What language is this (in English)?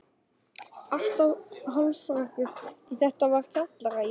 Icelandic